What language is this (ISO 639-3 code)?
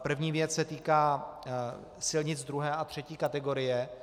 ces